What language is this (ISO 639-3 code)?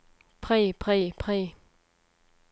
dan